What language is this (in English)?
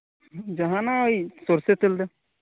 Santali